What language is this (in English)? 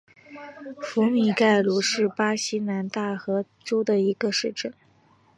Chinese